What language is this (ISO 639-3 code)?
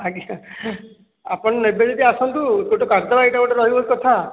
ori